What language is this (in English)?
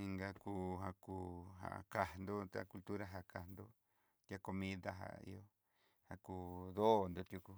Southeastern Nochixtlán Mixtec